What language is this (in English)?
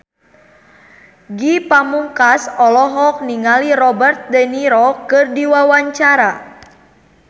Sundanese